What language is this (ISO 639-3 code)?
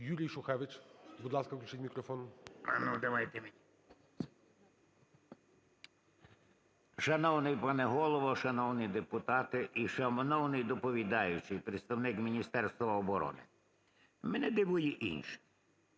ukr